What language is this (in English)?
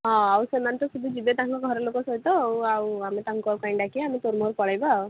Odia